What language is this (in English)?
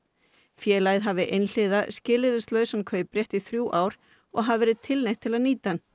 Icelandic